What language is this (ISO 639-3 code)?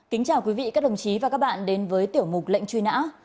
vie